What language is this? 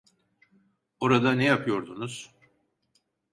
Turkish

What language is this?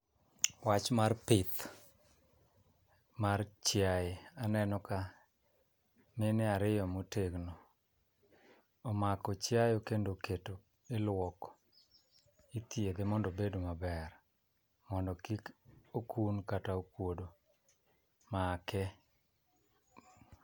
Luo (Kenya and Tanzania)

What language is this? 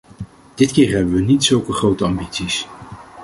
Dutch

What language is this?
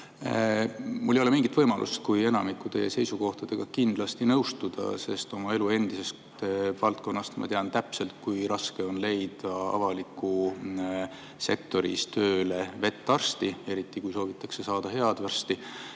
Estonian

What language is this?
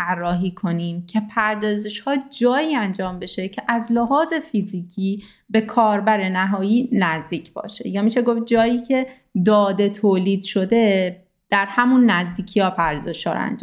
Persian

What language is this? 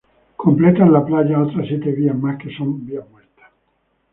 Spanish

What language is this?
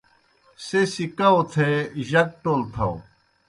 Kohistani Shina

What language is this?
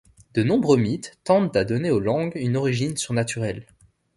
French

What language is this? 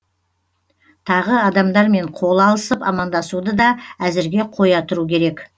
Kazakh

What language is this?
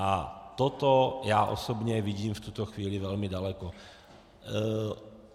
Czech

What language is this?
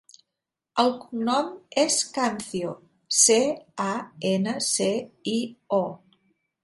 Catalan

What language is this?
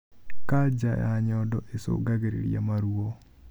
Kikuyu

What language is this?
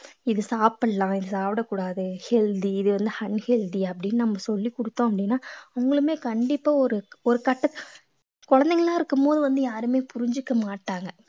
Tamil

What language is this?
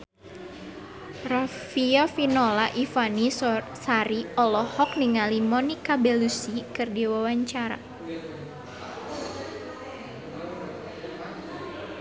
Sundanese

